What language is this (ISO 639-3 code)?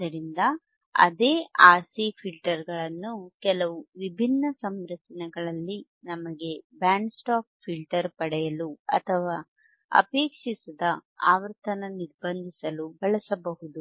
kan